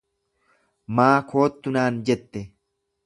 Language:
Oromo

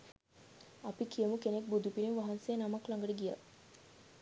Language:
Sinhala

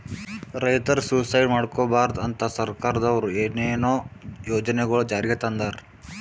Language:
Kannada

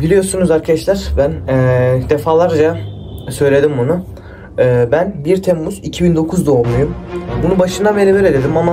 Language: Turkish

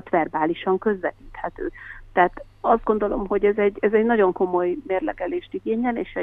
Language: Hungarian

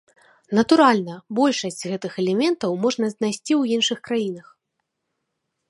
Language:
Belarusian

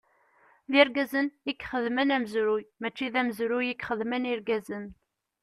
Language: Kabyle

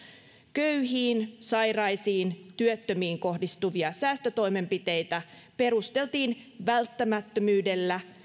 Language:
Finnish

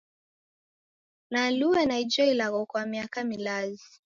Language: Taita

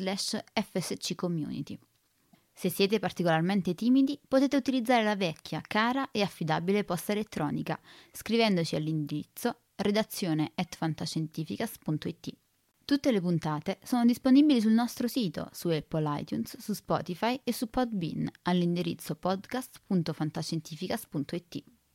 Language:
Italian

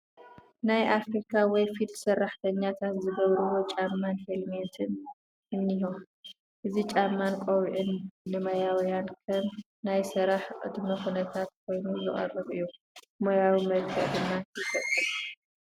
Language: Tigrinya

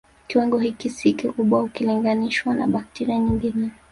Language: Swahili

